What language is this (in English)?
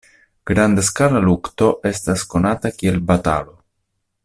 Esperanto